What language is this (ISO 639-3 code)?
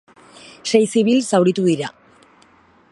eus